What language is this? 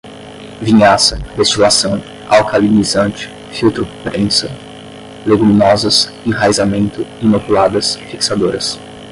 Portuguese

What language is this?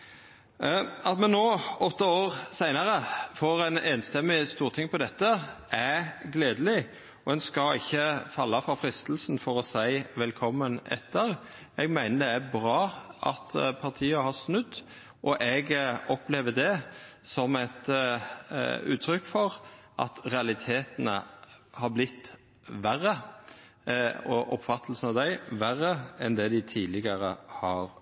Norwegian Nynorsk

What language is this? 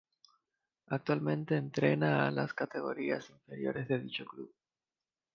Spanish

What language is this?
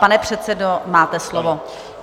Czech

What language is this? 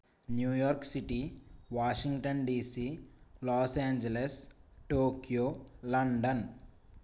Telugu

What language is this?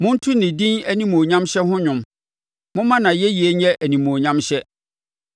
Akan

